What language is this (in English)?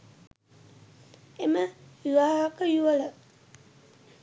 Sinhala